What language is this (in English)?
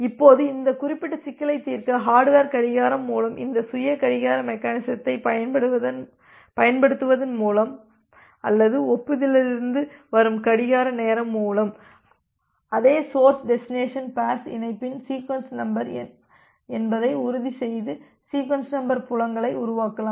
Tamil